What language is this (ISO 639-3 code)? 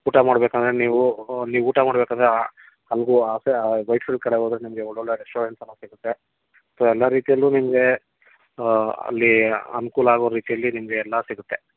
kan